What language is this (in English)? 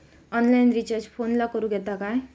Marathi